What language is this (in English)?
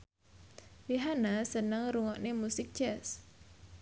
Javanese